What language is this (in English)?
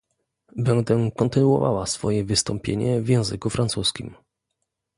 Polish